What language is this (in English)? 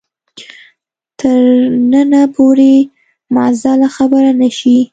Pashto